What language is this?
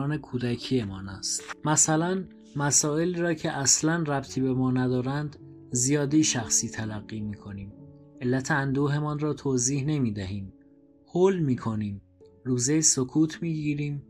Persian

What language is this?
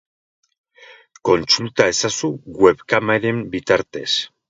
Basque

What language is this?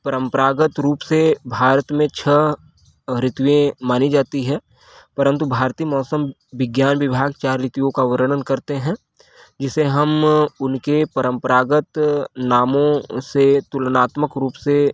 Hindi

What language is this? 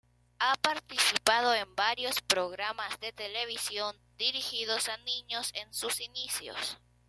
Spanish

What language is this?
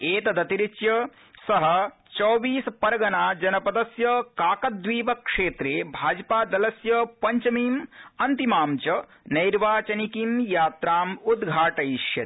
Sanskrit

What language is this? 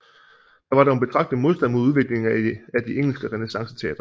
Danish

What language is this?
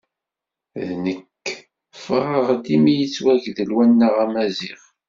Kabyle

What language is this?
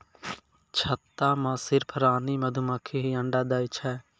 Maithili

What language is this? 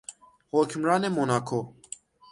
Persian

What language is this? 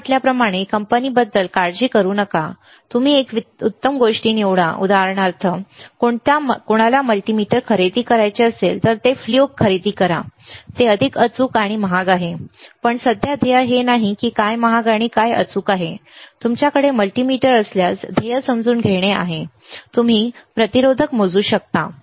Marathi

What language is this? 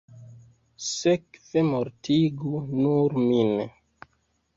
Esperanto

